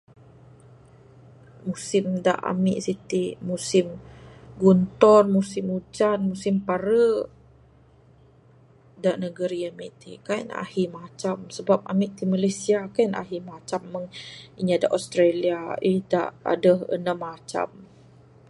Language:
Bukar-Sadung Bidayuh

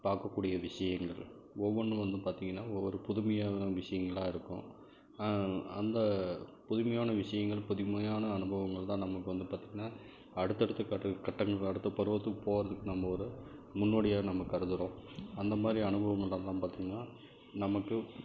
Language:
Tamil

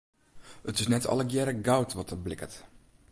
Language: Western Frisian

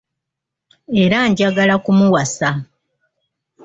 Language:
Ganda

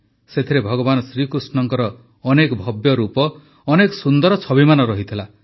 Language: Odia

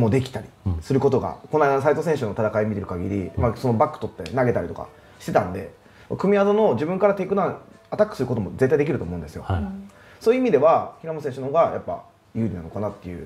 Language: Japanese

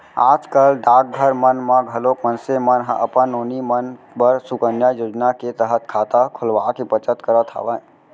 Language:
Chhattisgarhi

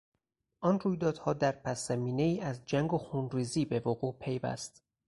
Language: Persian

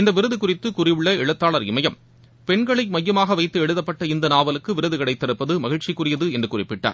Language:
Tamil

